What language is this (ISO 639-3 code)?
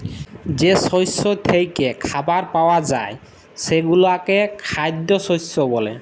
ben